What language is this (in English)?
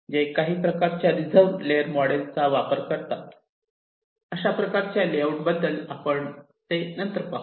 Marathi